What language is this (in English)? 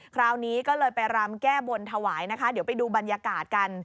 Thai